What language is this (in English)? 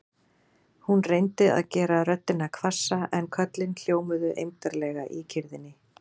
Icelandic